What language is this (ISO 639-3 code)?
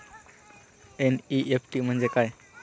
mar